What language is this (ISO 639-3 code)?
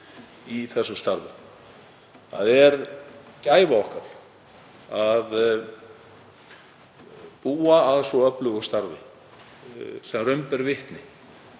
isl